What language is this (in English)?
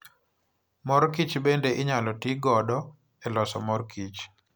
Luo (Kenya and Tanzania)